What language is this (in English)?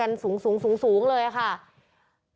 Thai